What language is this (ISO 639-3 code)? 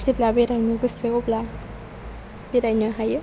brx